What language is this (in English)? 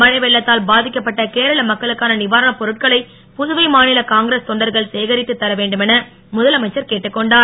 Tamil